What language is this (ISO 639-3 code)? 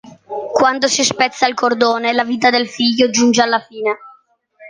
ita